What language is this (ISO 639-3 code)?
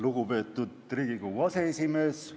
est